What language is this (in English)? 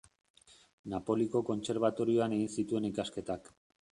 Basque